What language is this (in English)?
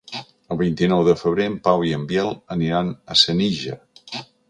Catalan